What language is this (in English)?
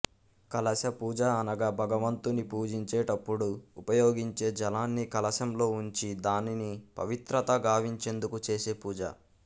Telugu